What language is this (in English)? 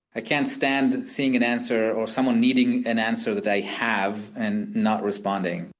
English